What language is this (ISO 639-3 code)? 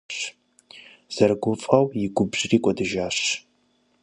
kbd